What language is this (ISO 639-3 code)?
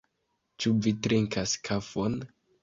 epo